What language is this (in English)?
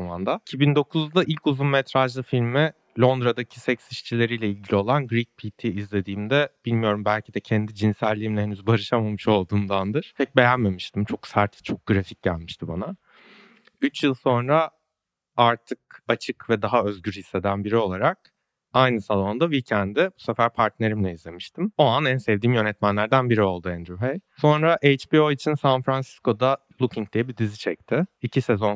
Turkish